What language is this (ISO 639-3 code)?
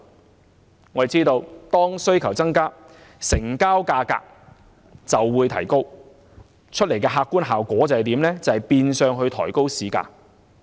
yue